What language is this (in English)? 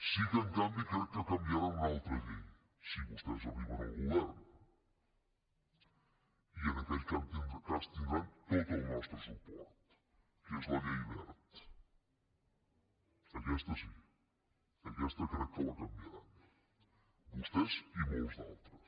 Catalan